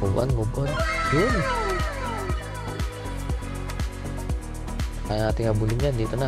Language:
Filipino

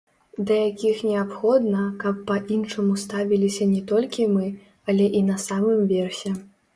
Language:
Belarusian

